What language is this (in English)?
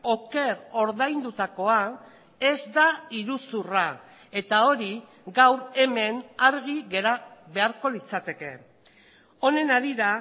Basque